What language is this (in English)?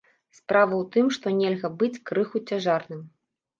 Belarusian